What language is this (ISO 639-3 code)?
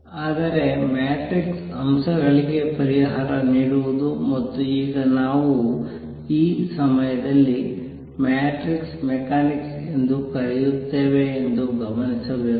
kan